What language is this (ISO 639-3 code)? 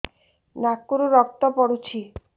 ori